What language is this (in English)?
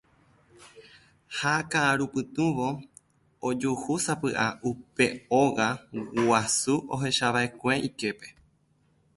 Guarani